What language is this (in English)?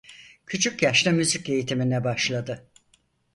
Turkish